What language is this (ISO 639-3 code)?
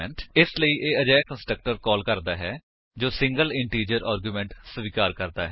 pan